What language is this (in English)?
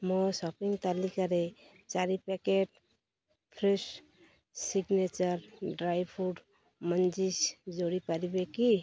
Odia